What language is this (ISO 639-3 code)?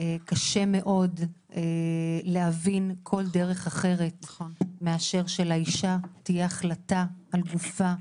heb